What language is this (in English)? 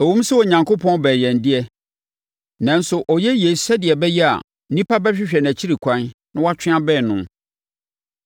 Akan